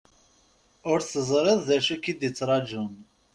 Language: Kabyle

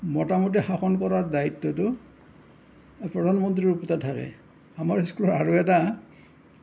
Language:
Assamese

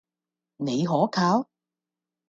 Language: Cantonese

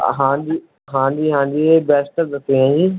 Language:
Punjabi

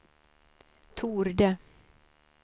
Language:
Swedish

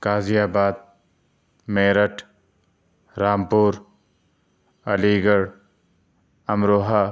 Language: Urdu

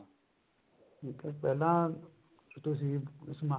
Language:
Punjabi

